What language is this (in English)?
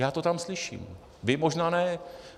Czech